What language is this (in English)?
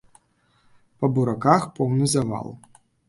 Belarusian